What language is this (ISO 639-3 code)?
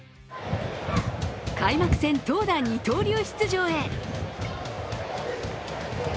jpn